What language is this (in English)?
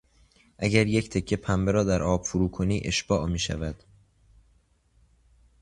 Persian